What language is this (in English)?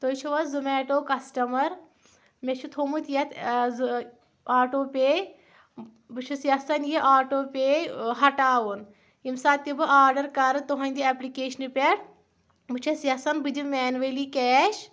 Kashmiri